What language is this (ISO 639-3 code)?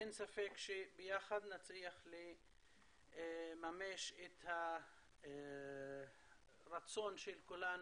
heb